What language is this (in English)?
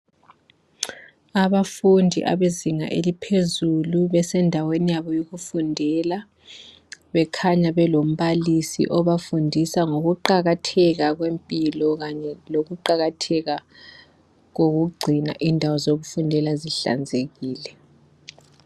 North Ndebele